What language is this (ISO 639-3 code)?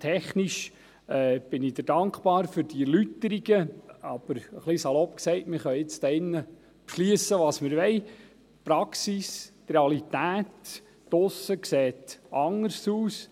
gsw